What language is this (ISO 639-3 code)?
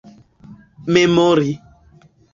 epo